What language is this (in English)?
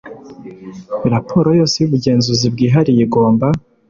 Kinyarwanda